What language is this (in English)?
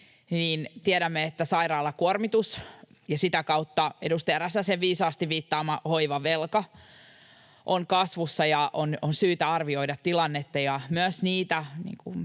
Finnish